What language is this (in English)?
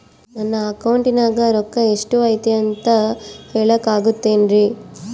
Kannada